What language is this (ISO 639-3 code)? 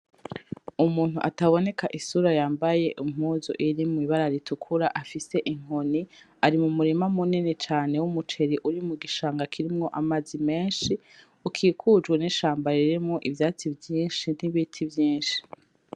run